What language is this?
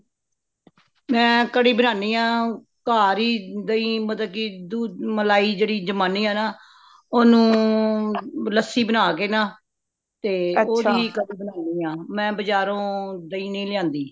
Punjabi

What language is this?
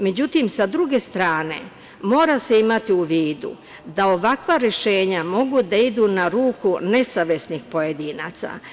Serbian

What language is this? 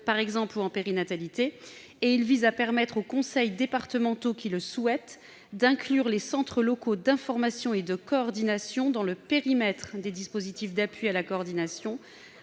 French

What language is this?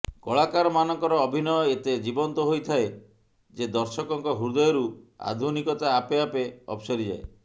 Odia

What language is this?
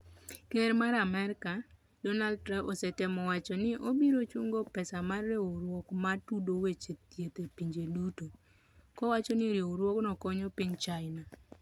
Luo (Kenya and Tanzania)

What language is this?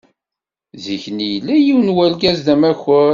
Kabyle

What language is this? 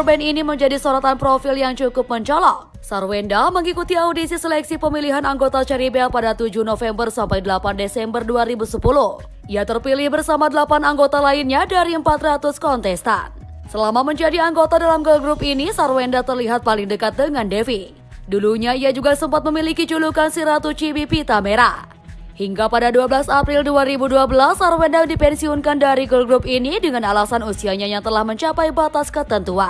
Indonesian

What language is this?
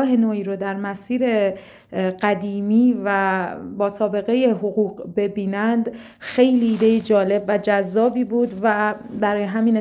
Persian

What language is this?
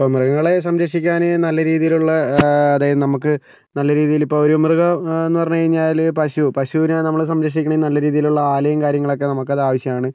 Malayalam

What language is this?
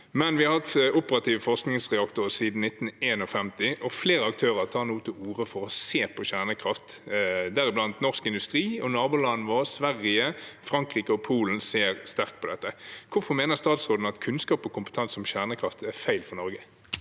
Norwegian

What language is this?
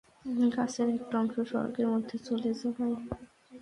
Bangla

